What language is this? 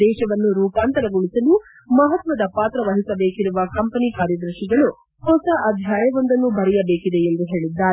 Kannada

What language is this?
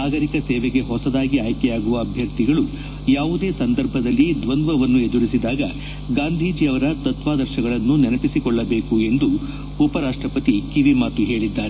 Kannada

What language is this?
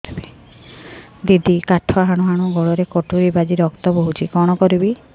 Odia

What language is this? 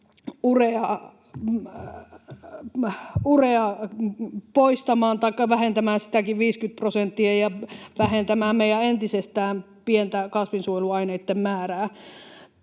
Finnish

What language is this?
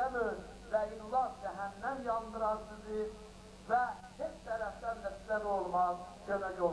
Turkish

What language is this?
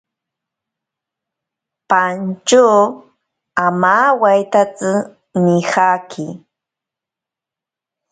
Ashéninka Perené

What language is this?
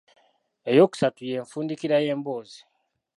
Ganda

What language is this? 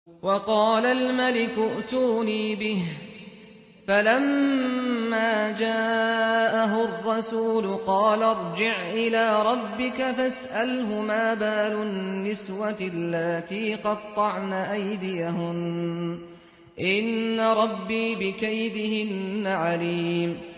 Arabic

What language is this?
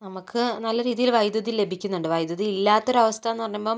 Malayalam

